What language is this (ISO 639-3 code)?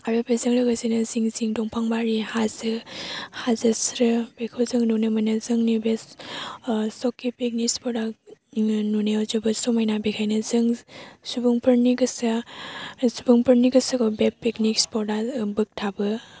brx